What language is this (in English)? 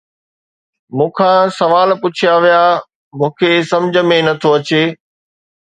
Sindhi